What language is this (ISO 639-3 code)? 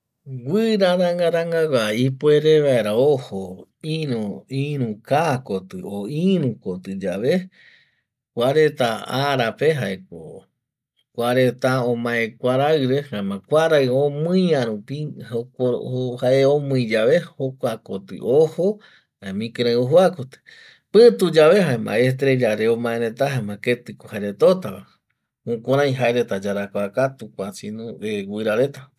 gui